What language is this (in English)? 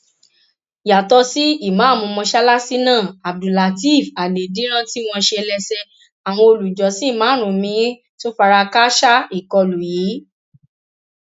Yoruba